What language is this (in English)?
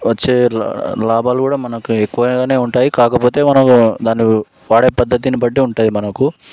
Telugu